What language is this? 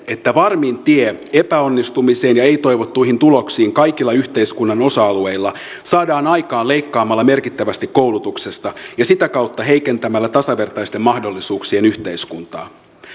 Finnish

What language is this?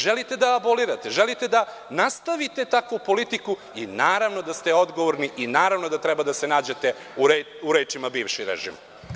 Serbian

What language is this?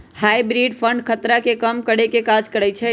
Magahi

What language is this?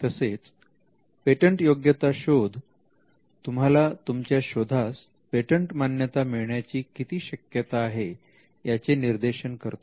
Marathi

